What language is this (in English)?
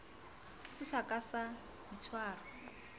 Southern Sotho